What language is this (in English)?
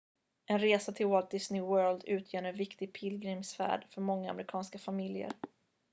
Swedish